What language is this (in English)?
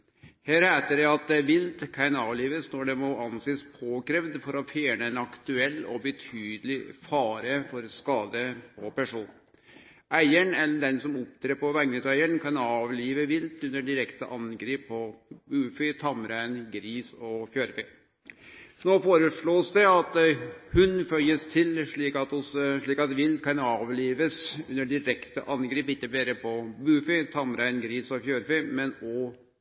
Norwegian Nynorsk